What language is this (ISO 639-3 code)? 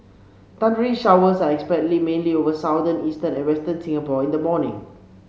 eng